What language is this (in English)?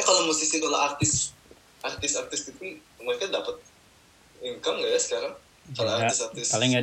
Indonesian